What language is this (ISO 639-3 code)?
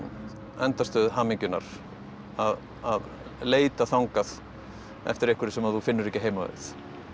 isl